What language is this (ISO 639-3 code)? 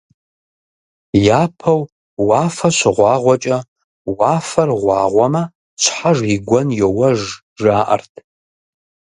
kbd